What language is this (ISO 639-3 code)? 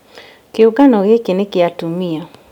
kik